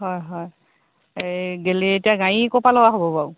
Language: Assamese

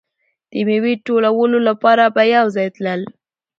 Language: Pashto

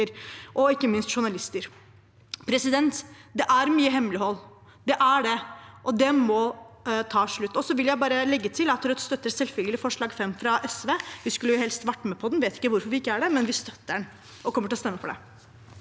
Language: Norwegian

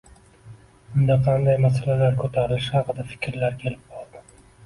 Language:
Uzbek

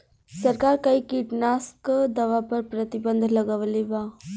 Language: Bhojpuri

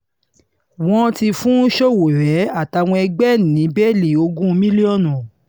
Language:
Yoruba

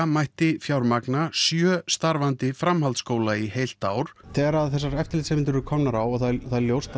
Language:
Icelandic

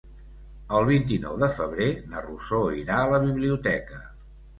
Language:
Catalan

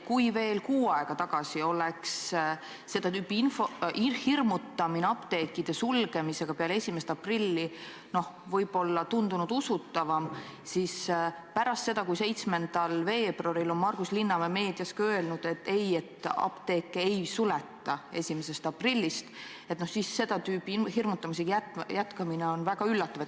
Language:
Estonian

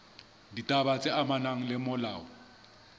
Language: Southern Sotho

